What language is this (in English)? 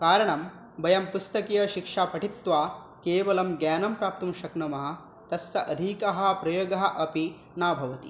Sanskrit